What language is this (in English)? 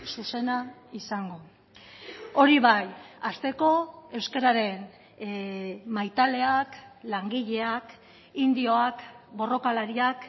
Basque